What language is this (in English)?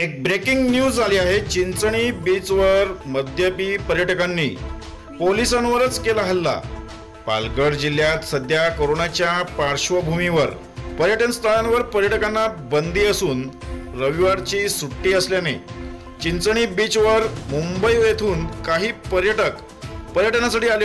Hindi